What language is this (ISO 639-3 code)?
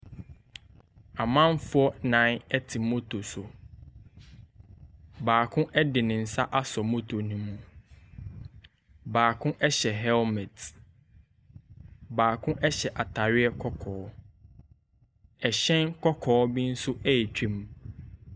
aka